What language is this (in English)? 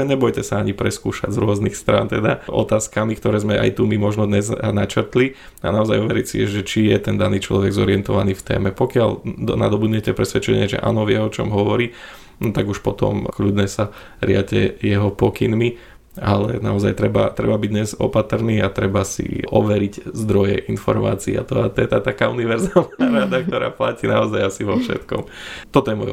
Slovak